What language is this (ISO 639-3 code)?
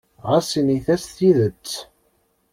kab